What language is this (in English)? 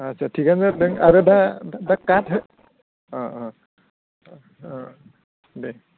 Bodo